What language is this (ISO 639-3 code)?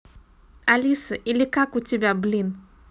rus